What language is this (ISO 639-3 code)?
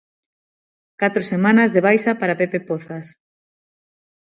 glg